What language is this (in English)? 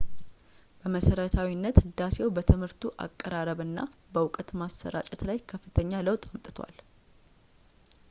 Amharic